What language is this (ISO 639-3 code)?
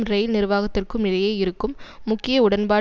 tam